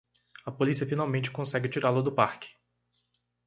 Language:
Portuguese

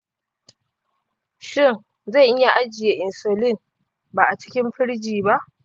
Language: Hausa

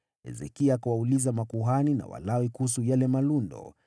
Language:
Swahili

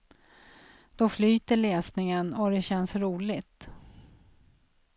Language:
Swedish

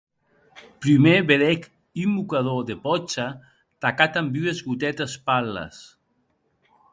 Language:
Occitan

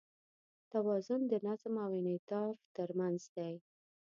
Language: Pashto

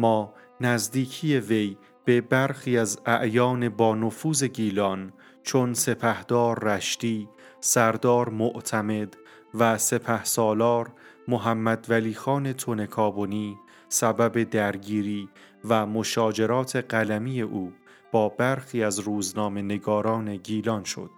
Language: Persian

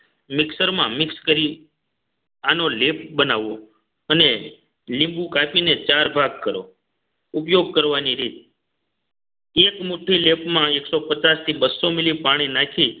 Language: Gujarati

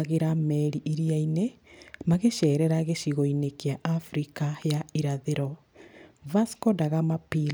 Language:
Kikuyu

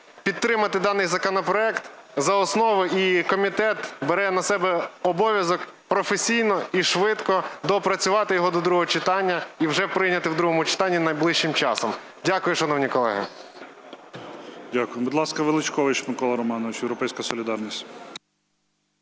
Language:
Ukrainian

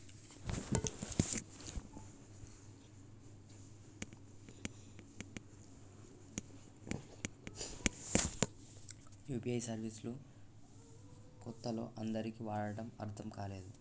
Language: Telugu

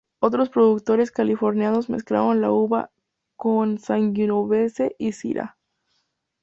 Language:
Spanish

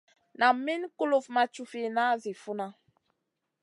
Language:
Masana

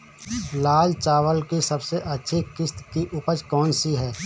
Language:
Hindi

